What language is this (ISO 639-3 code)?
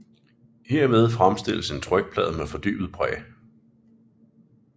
dan